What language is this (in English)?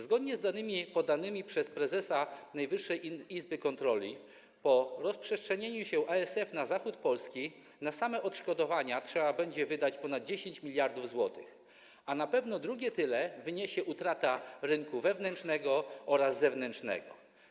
Polish